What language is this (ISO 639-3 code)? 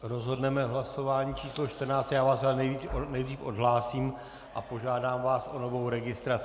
ces